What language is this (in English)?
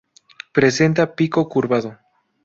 Spanish